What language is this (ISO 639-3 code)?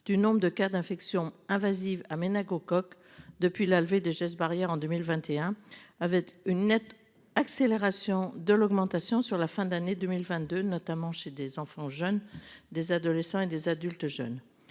fra